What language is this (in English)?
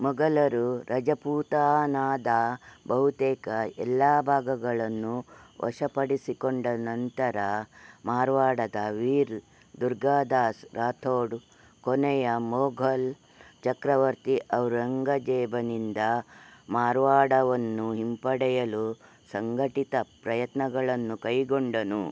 Kannada